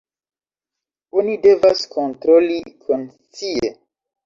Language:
Esperanto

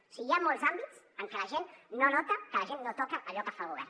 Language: Catalan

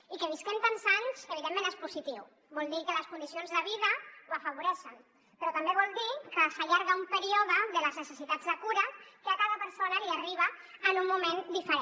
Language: Catalan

